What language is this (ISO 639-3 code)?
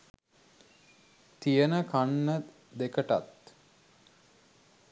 sin